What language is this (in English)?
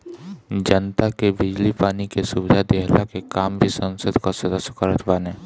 Bhojpuri